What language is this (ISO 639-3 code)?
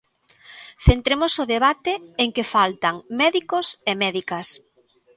glg